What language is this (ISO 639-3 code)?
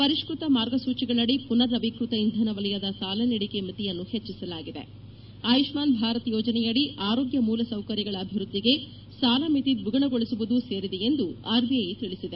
kan